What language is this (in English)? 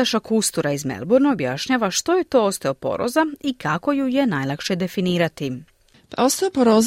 Croatian